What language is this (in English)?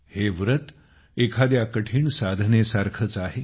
Marathi